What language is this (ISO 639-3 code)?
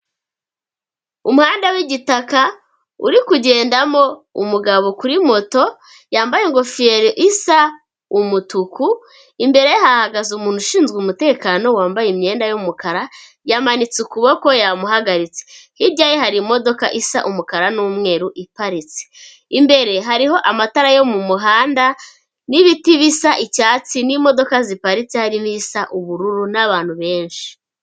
kin